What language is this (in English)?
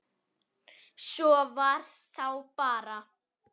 Icelandic